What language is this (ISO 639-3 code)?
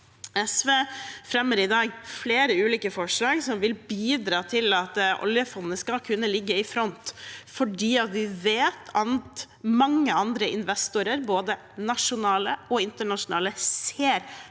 nor